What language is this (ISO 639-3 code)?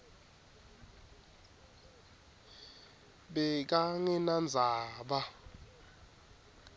ssw